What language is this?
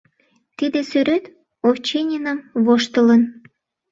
Mari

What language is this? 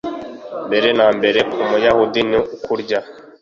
Kinyarwanda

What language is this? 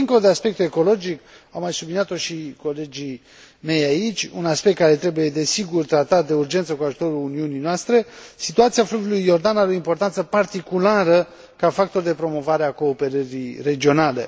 Romanian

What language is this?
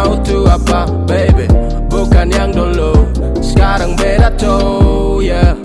Indonesian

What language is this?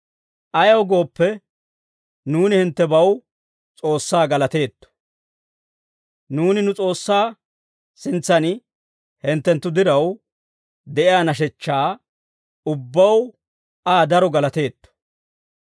Dawro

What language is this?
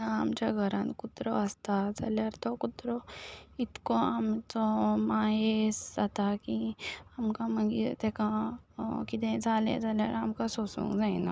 Konkani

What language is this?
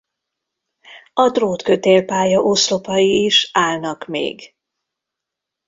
Hungarian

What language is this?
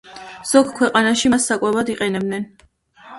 Georgian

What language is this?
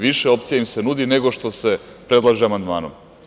Serbian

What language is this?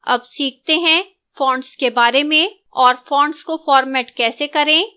Hindi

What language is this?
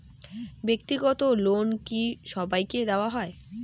Bangla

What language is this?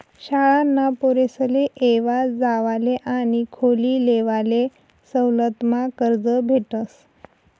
Marathi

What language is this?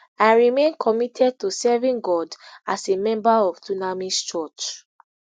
Nigerian Pidgin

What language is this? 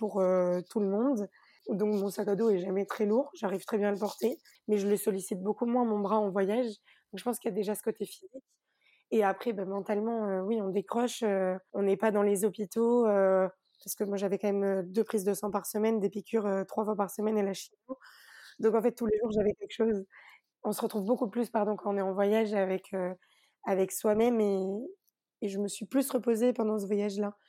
French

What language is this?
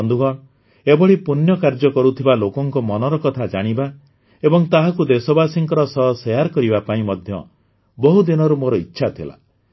Odia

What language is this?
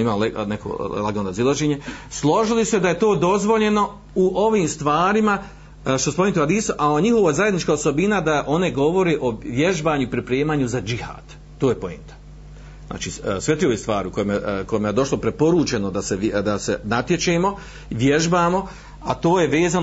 Croatian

